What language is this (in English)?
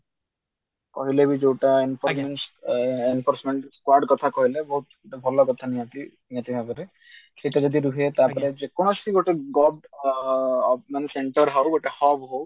Odia